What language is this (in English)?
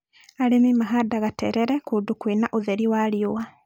Kikuyu